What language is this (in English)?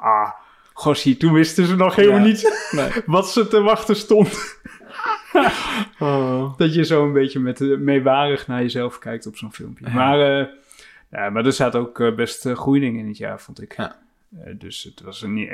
Dutch